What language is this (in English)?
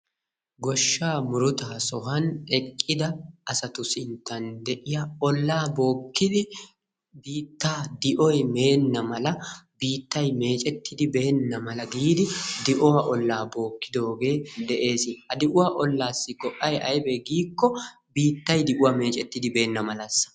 Wolaytta